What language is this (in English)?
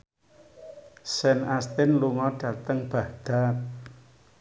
Javanese